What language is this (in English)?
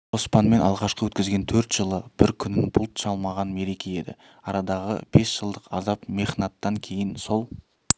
Kazakh